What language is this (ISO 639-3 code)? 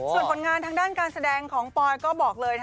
tha